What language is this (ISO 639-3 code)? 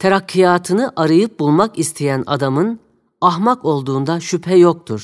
tur